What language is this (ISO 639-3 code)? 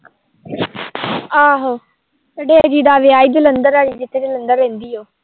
pan